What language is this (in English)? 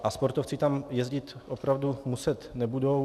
Czech